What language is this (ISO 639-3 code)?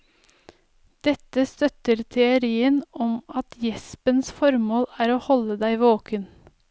nor